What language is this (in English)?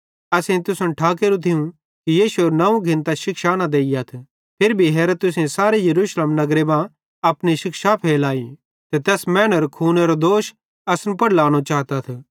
Bhadrawahi